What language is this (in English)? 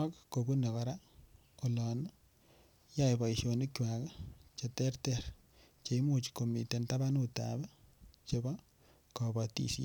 Kalenjin